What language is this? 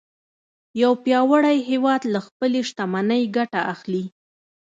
Pashto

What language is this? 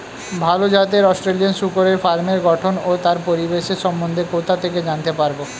Bangla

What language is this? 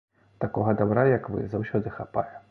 Belarusian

